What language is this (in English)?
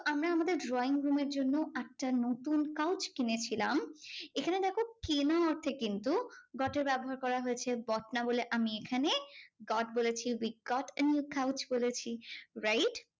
Bangla